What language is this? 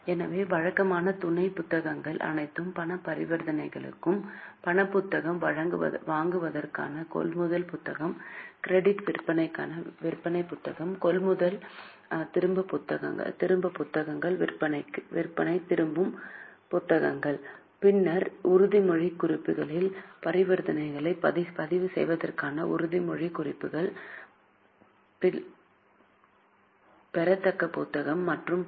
Tamil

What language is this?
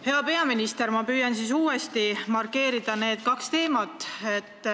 Estonian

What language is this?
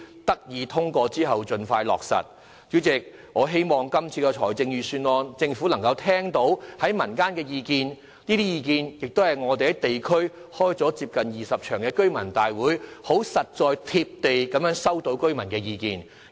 Cantonese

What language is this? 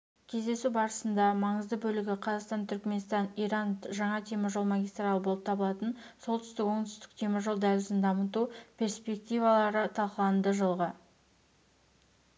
Kazakh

